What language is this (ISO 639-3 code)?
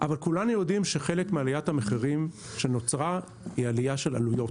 heb